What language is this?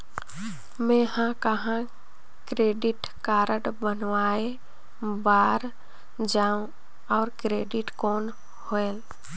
Chhattisgarhi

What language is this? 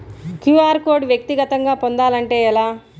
Telugu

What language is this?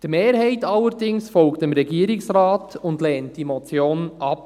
Swiss German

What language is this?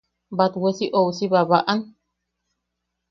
Yaqui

